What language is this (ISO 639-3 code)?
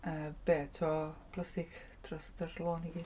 cym